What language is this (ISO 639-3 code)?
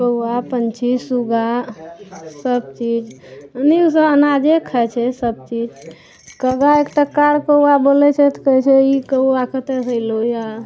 mai